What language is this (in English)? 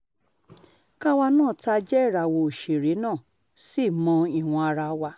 Yoruba